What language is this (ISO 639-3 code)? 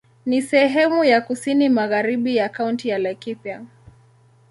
swa